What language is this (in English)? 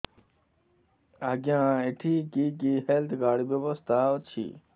Odia